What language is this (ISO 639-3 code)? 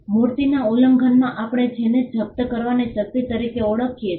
guj